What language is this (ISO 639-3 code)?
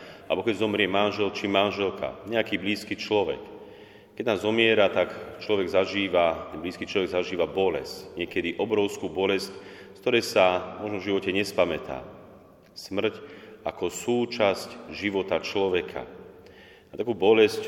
slk